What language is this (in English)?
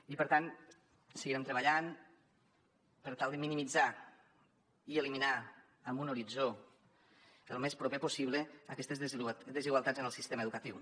Catalan